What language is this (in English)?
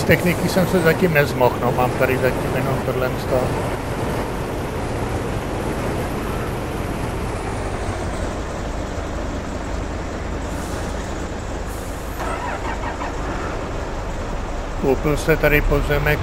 Czech